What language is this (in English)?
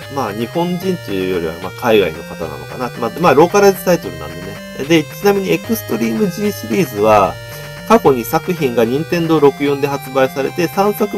Japanese